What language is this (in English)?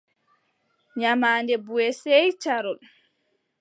Adamawa Fulfulde